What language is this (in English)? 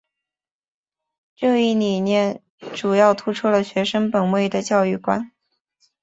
Chinese